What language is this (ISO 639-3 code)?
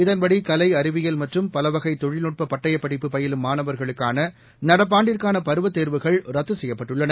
tam